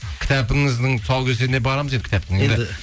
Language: Kazakh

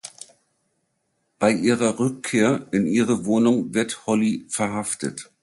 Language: German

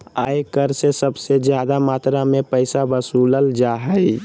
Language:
Magahi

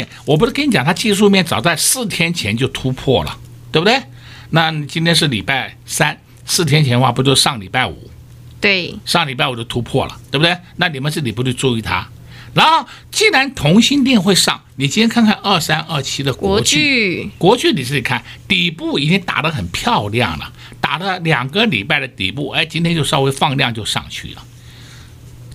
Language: Chinese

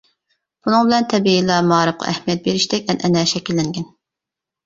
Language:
Uyghur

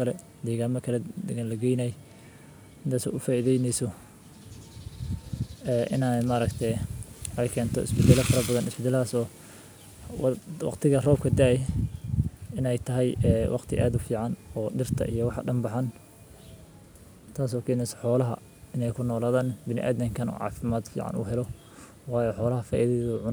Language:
Somali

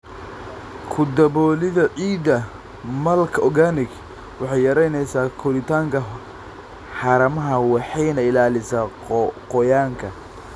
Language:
Somali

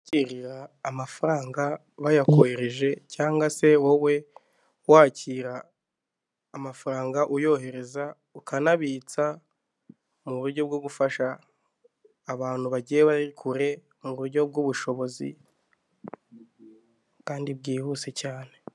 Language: Kinyarwanda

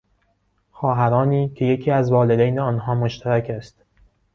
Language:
Persian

